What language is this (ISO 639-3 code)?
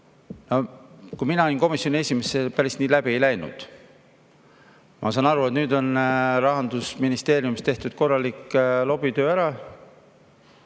est